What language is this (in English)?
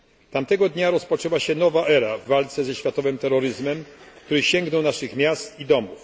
Polish